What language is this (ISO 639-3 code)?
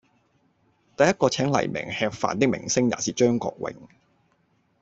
yue